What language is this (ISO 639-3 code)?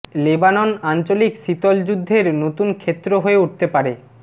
ben